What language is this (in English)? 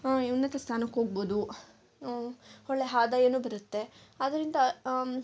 Kannada